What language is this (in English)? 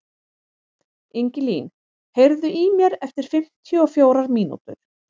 Icelandic